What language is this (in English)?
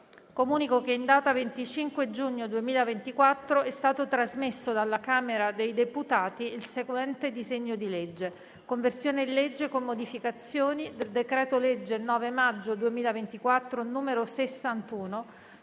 Italian